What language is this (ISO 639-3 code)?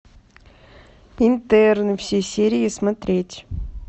rus